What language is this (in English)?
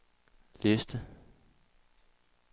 Danish